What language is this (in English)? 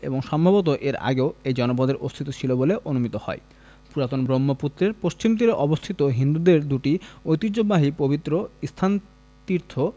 Bangla